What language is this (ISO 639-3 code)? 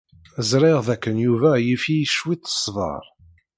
kab